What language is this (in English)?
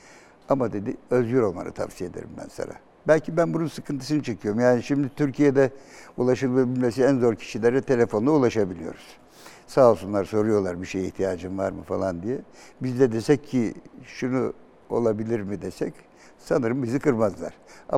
Turkish